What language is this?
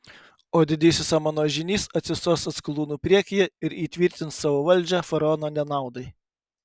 Lithuanian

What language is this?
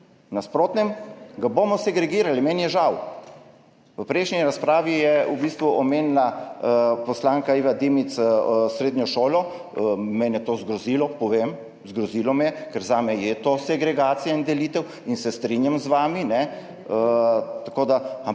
Slovenian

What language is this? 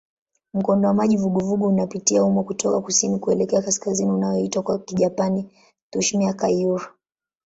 Swahili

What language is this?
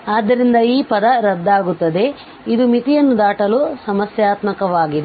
Kannada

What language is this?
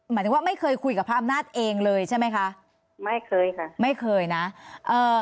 Thai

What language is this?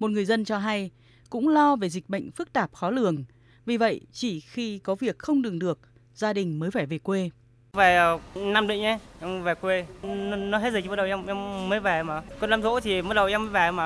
Vietnamese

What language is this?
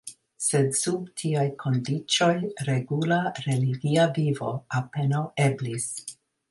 Esperanto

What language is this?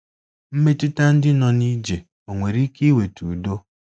Igbo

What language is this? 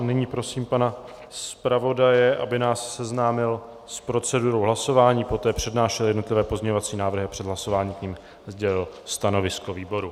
Czech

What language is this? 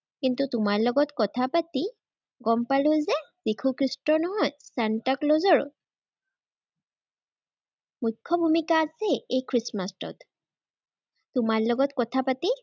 Assamese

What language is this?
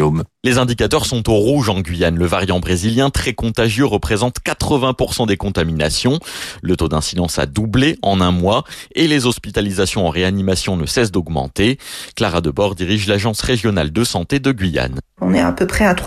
French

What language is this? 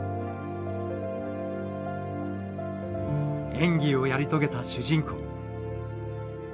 Japanese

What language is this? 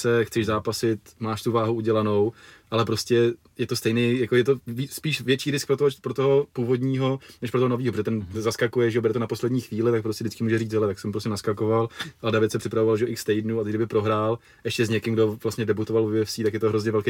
Czech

